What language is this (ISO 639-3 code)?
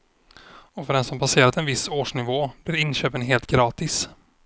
swe